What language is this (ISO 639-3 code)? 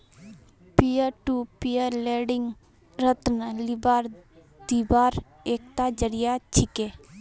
mag